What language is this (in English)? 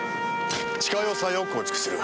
Japanese